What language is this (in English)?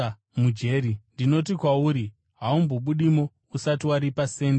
Shona